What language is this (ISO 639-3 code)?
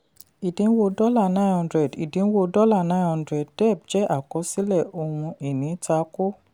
yor